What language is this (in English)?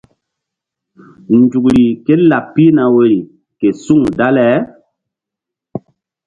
Mbum